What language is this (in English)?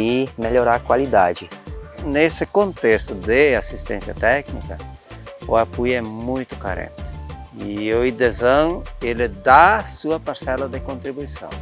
Portuguese